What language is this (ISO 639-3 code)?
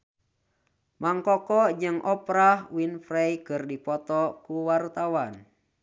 sun